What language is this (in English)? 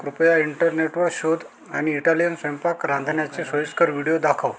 Marathi